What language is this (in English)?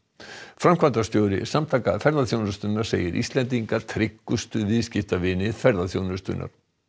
Icelandic